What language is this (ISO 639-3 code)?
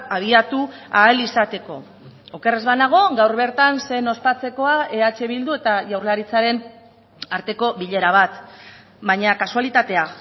eus